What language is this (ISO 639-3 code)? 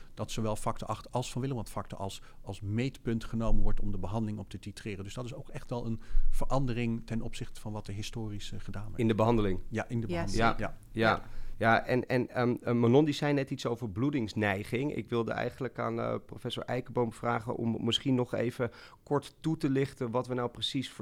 nld